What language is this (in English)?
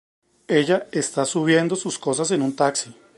Spanish